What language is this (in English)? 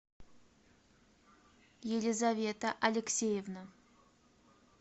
Russian